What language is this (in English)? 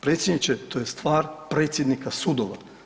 Croatian